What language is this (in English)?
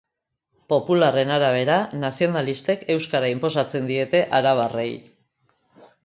Basque